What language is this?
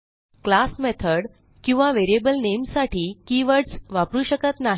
Marathi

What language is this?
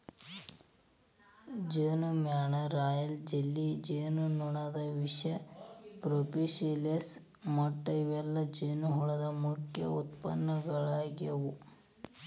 Kannada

